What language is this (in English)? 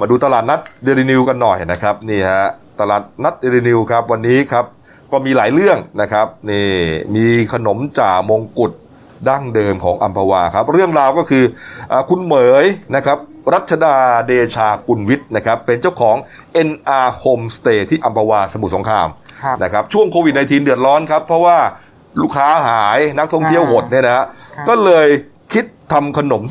Thai